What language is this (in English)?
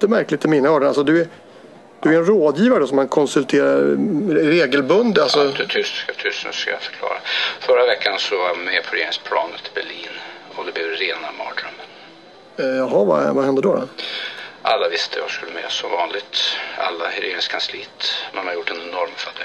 Swedish